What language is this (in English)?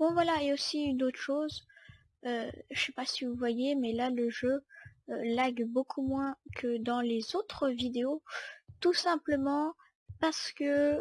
French